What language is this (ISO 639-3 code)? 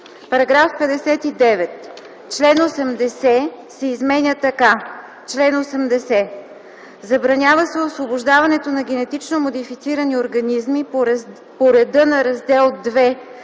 bul